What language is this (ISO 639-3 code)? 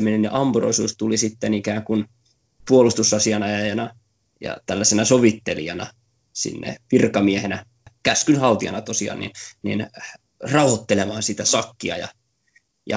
fin